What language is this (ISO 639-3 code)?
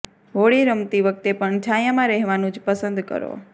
guj